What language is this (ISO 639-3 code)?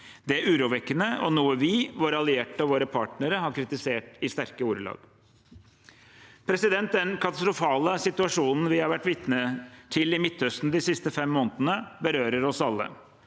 nor